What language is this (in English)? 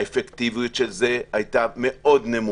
Hebrew